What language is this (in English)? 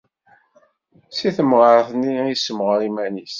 Kabyle